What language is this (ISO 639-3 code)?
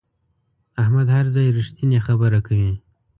pus